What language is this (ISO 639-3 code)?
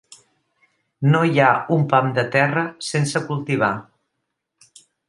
cat